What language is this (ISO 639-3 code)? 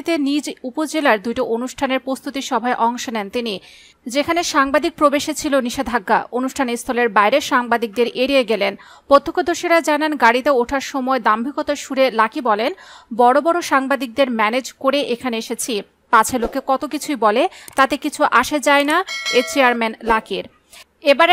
ben